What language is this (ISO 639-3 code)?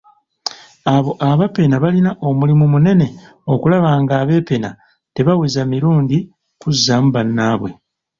lug